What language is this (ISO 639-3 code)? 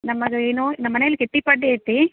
kan